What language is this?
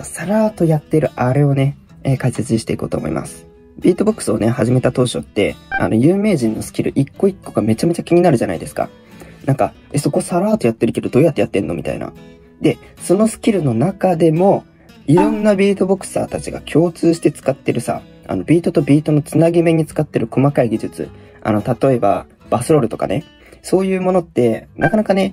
Japanese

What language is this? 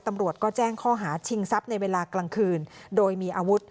Thai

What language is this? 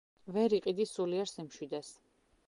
Georgian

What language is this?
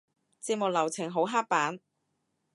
Cantonese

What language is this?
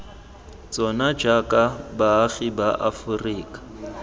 Tswana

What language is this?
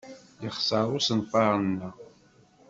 Kabyle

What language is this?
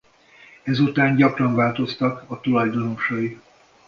Hungarian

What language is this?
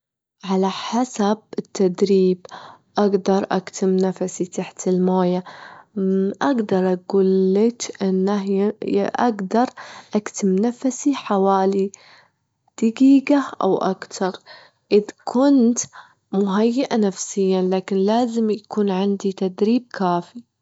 Gulf Arabic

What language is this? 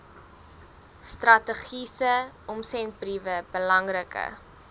Afrikaans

